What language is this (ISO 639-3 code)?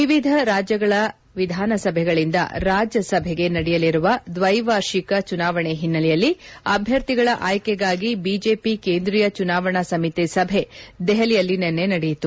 kan